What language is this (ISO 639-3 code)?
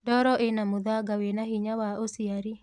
kik